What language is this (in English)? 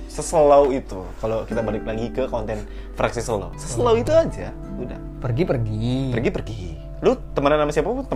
Indonesian